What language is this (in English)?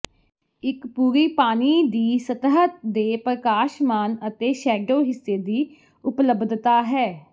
Punjabi